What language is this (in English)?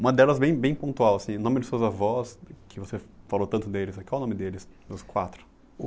Portuguese